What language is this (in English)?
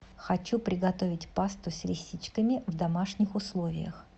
Russian